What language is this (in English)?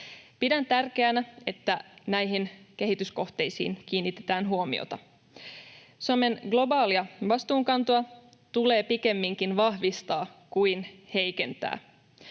Finnish